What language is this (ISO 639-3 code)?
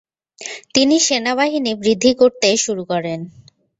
ben